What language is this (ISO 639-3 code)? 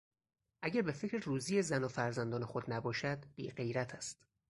fas